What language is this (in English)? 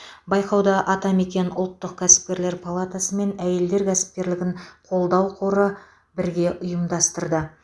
Kazakh